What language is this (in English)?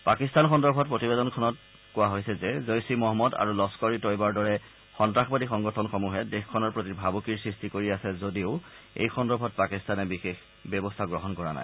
Assamese